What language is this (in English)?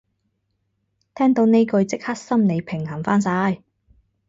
Cantonese